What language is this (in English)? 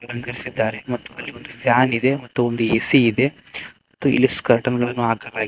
Kannada